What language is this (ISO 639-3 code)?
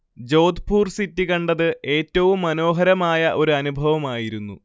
mal